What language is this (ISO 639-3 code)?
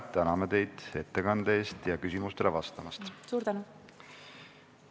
est